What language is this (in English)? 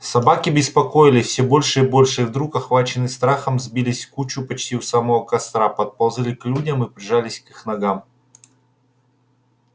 Russian